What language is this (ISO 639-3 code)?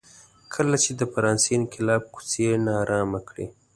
pus